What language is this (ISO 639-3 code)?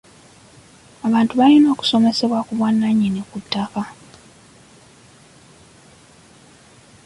lug